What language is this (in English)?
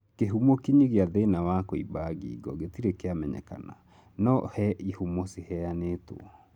Kikuyu